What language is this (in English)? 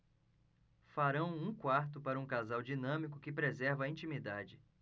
Portuguese